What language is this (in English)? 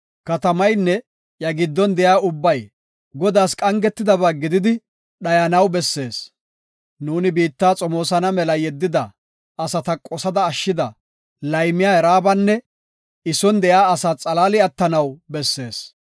Gofa